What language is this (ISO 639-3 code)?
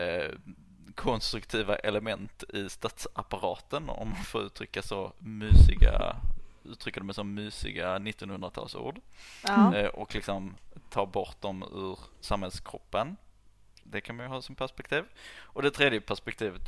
swe